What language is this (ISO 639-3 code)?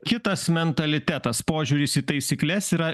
lit